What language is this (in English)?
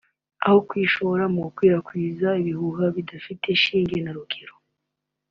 Kinyarwanda